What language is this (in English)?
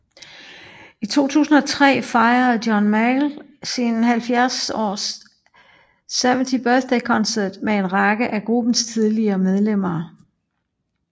Danish